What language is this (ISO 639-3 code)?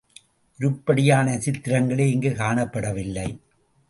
tam